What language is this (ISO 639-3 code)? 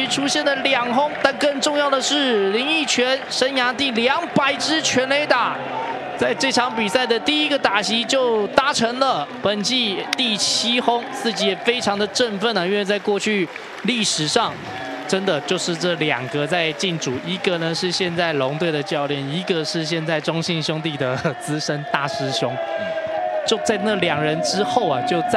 zho